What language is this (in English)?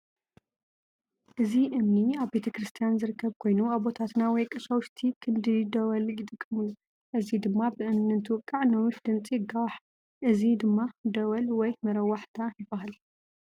Tigrinya